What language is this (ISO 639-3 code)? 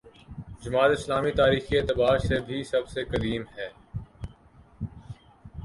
urd